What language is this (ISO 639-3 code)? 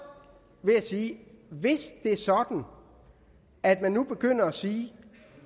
dan